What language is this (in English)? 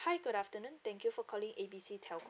English